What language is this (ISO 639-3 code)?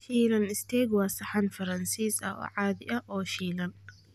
som